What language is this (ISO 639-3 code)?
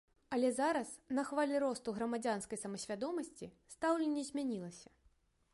bel